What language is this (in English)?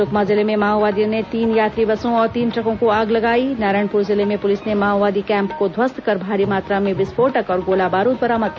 Hindi